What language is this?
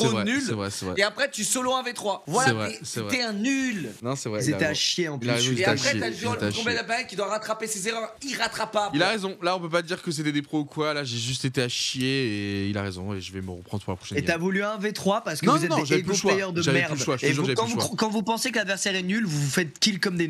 French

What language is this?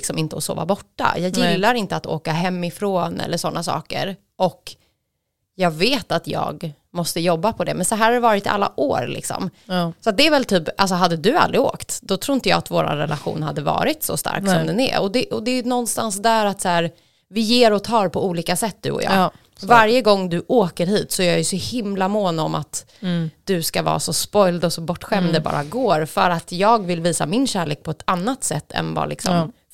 Swedish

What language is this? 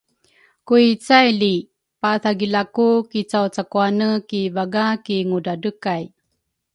Rukai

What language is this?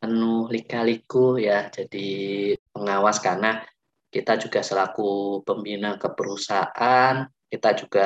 Indonesian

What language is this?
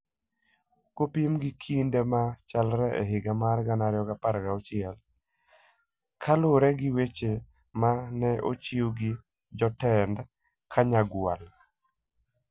Luo (Kenya and Tanzania)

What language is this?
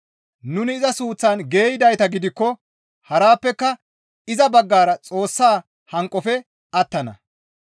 Gamo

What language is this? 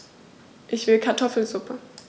German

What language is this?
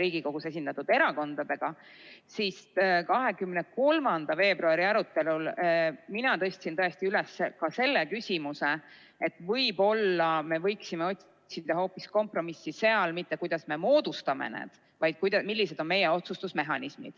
Estonian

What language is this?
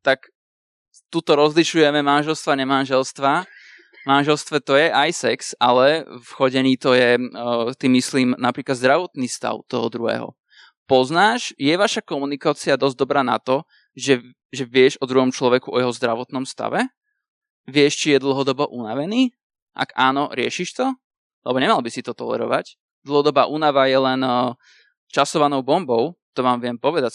Slovak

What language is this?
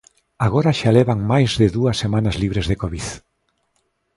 Galician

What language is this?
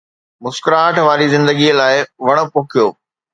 Sindhi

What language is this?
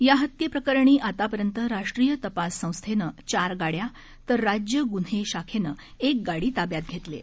Marathi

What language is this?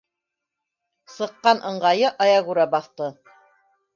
Bashkir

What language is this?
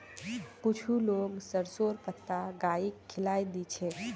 Magahi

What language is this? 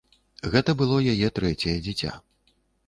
Belarusian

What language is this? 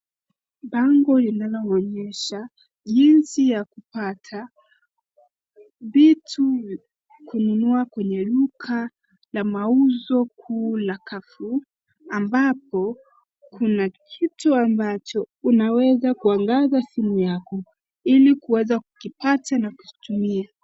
Swahili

